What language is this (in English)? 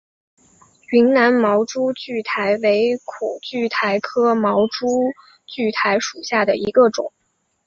Chinese